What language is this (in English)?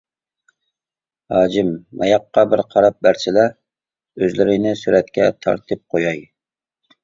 Uyghur